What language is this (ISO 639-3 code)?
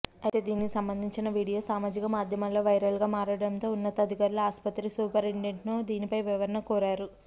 tel